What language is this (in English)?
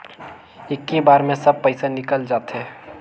Chhattisgarhi